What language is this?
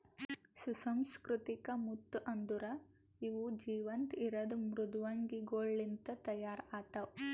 Kannada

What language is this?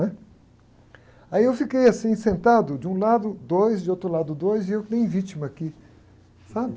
Portuguese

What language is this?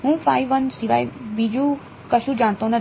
Gujarati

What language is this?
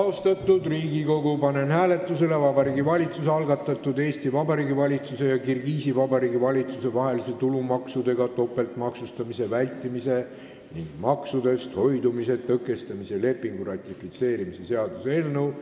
Estonian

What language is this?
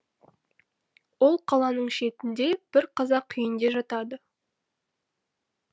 Kazakh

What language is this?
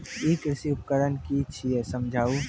Maithili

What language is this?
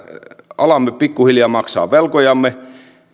Finnish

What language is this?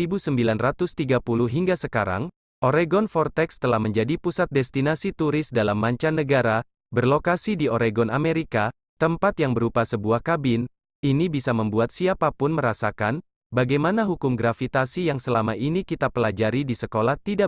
Indonesian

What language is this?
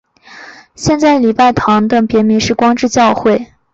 Chinese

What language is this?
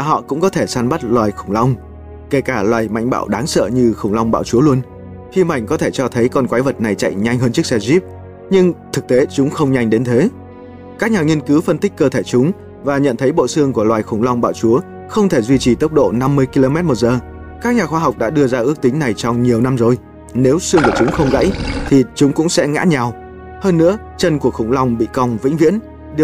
Vietnamese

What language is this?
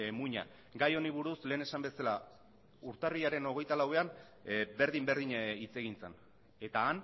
Basque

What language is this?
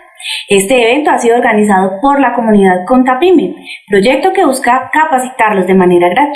Spanish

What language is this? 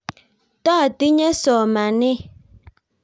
Kalenjin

